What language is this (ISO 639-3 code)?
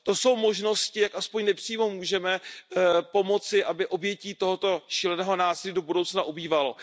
ces